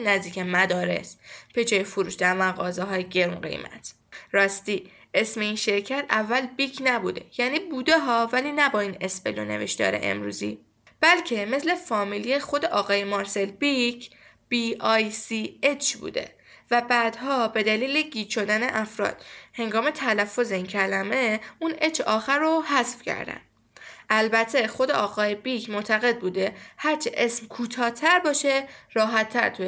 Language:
Persian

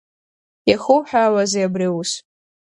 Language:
Abkhazian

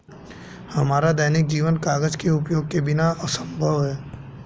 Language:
Hindi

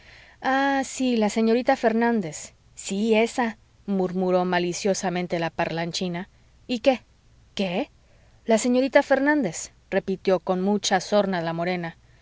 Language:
Spanish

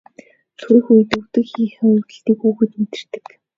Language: Mongolian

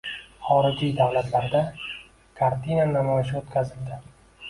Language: Uzbek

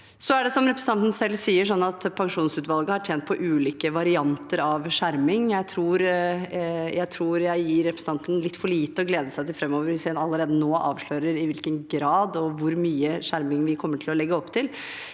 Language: Norwegian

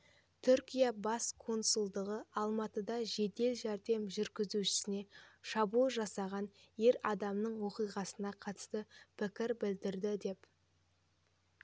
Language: Kazakh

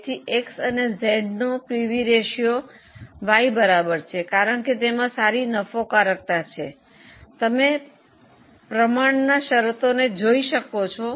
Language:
Gujarati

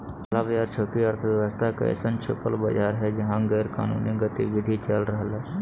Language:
Magahi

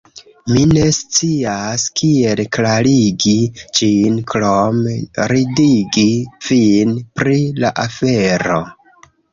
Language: Esperanto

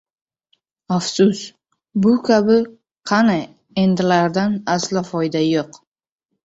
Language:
Uzbek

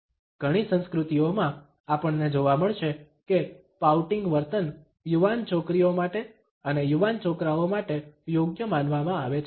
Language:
Gujarati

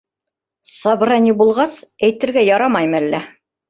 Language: Bashkir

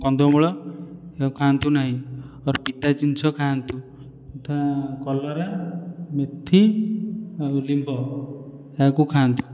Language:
Odia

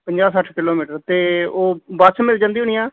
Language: Punjabi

